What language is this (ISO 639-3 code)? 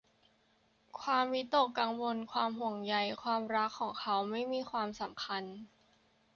tha